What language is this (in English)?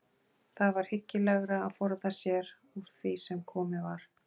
Icelandic